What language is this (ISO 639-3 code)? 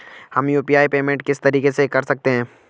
hin